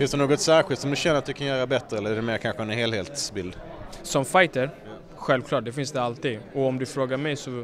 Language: Swedish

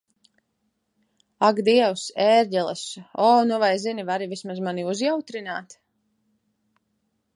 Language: Latvian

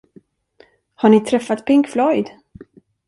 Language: Swedish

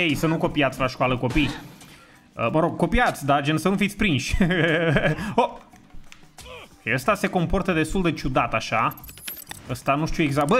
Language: Romanian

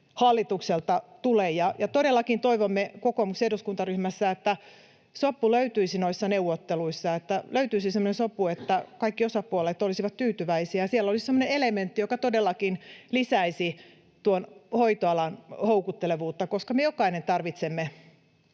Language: Finnish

